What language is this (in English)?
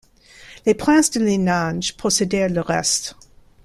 French